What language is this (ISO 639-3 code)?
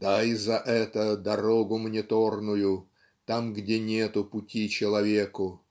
rus